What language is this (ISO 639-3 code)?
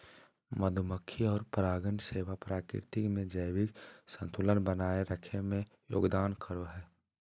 mag